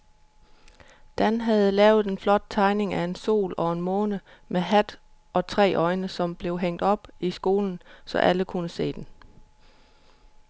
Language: Danish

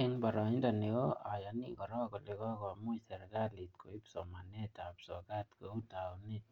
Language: Kalenjin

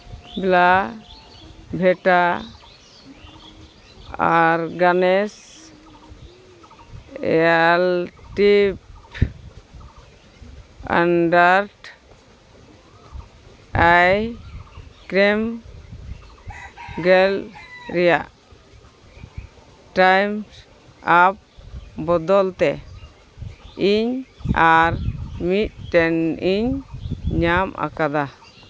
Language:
Santali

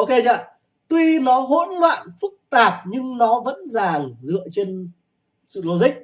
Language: Vietnamese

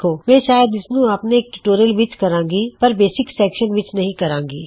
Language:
Punjabi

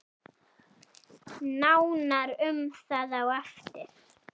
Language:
Icelandic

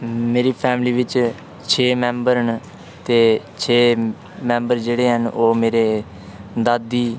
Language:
Dogri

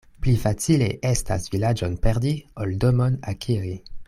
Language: Esperanto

